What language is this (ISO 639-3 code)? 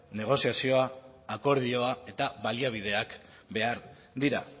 eus